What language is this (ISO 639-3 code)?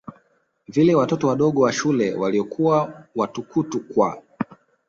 swa